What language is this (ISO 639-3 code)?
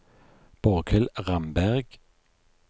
nor